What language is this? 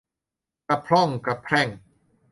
Thai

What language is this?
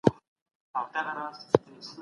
Pashto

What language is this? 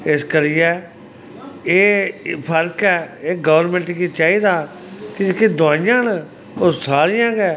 Dogri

